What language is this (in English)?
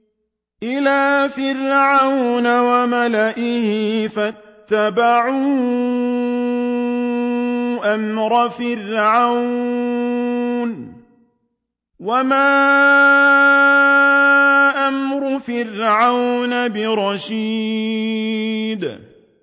Arabic